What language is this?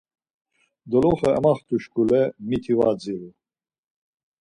Laz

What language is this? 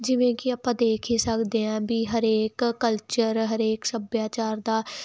Punjabi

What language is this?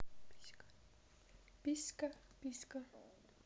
Russian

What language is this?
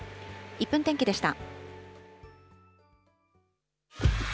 Japanese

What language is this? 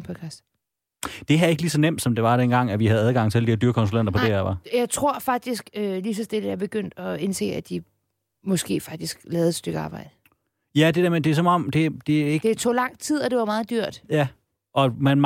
Danish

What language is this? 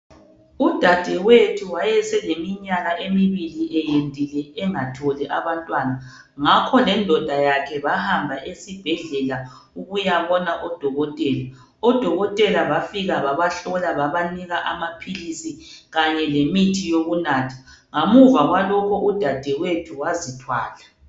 North Ndebele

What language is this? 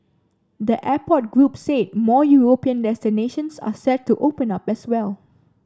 English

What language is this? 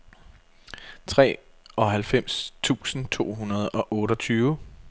Danish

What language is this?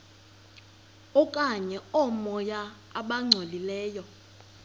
Xhosa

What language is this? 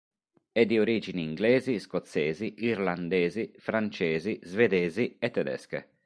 Italian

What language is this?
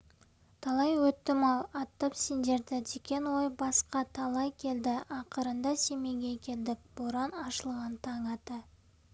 Kazakh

